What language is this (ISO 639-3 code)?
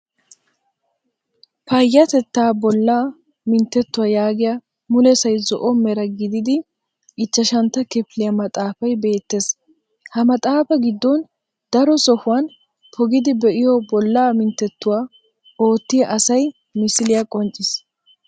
wal